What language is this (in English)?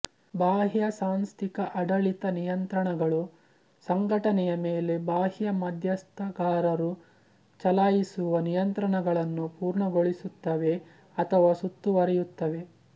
Kannada